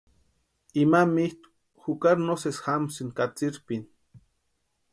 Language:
Western Highland Purepecha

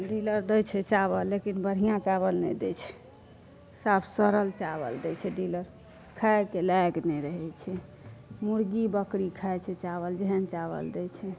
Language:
Maithili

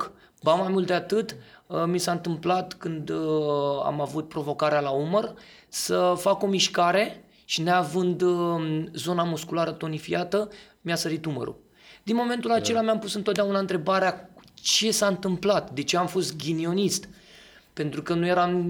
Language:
Romanian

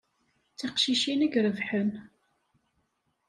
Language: Kabyle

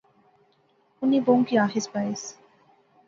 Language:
Pahari-Potwari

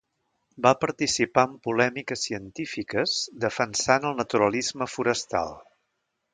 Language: Catalan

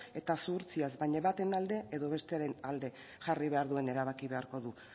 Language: Basque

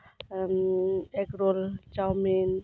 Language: Santali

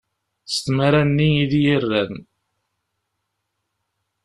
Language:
Kabyle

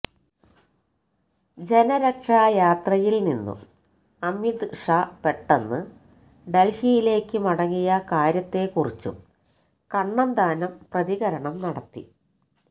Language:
Malayalam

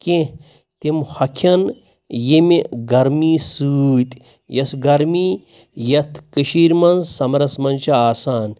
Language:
Kashmiri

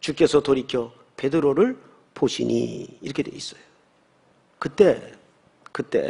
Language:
Korean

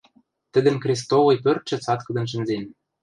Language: Western Mari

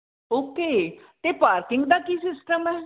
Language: Punjabi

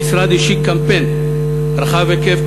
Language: Hebrew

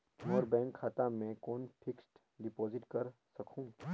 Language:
Chhattisgarhi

